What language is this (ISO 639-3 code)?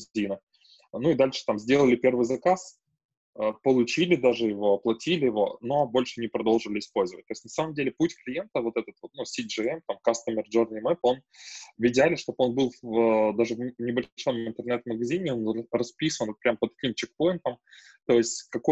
rus